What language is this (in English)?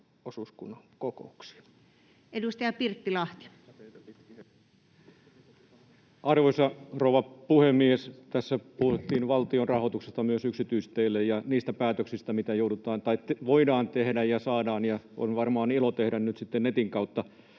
Finnish